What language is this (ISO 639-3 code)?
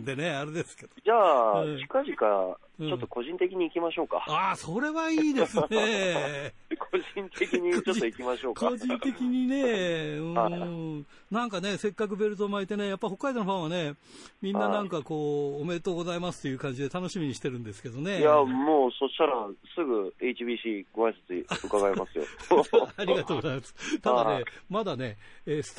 jpn